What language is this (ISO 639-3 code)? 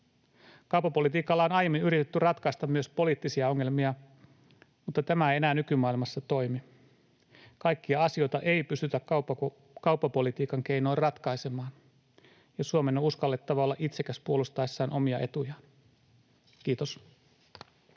fin